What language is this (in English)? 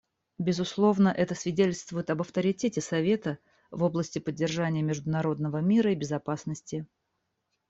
Russian